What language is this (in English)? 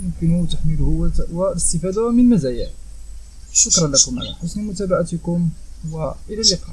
Arabic